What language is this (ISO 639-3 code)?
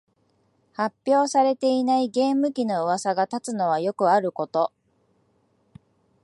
jpn